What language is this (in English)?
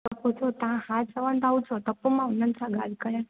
Sindhi